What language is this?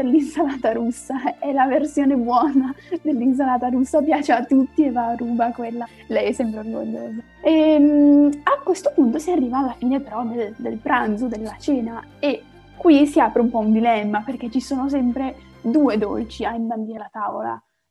Italian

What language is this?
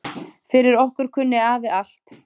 Icelandic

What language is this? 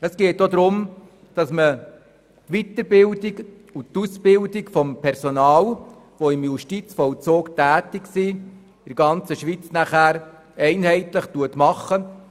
Swiss German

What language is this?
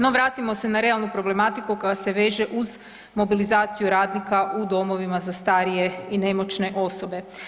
Croatian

